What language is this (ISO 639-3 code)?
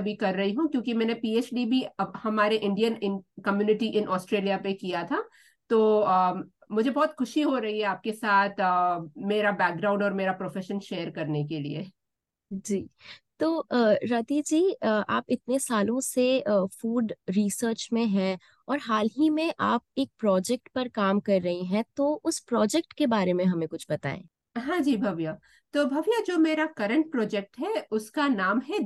hin